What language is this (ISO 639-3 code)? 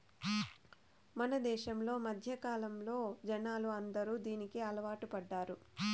tel